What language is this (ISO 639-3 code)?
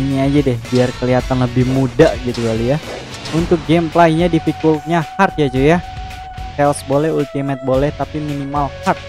ind